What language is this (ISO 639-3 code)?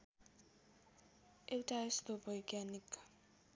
nep